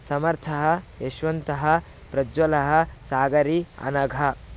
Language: Sanskrit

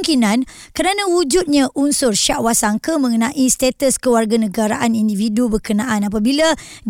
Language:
Malay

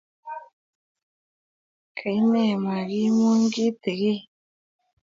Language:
Kalenjin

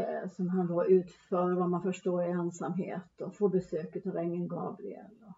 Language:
Swedish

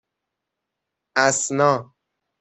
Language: Persian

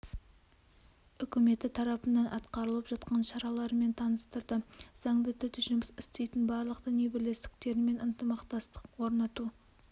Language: Kazakh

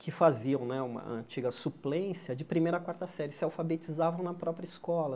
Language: Portuguese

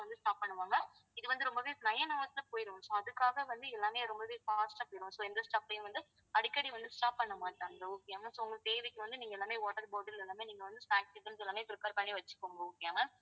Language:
Tamil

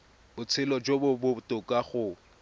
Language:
Tswana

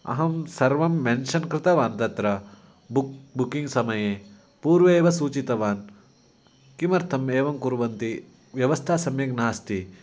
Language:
Sanskrit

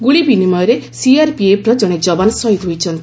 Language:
Odia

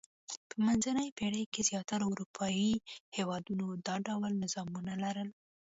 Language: Pashto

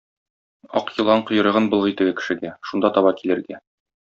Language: Tatar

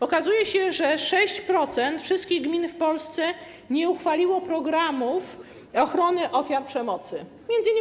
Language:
Polish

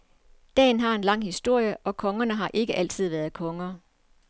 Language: Danish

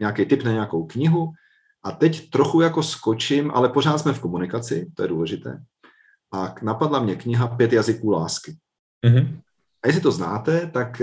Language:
Czech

